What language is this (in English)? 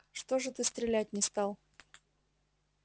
Russian